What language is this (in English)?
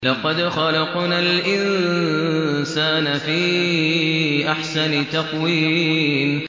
Arabic